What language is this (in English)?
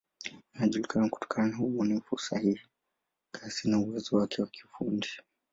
Swahili